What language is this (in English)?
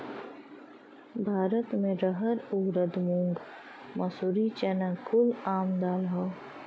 Bhojpuri